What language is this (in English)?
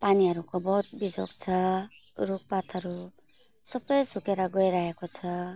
Nepali